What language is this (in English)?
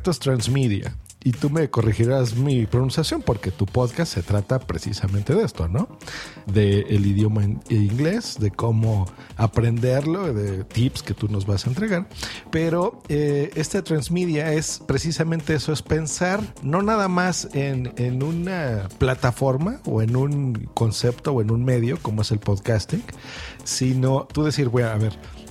Spanish